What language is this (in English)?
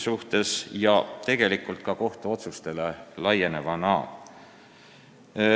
Estonian